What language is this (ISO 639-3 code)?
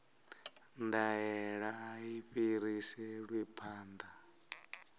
ven